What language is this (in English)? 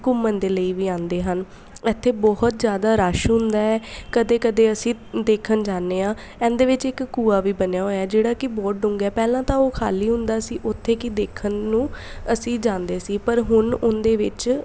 Punjabi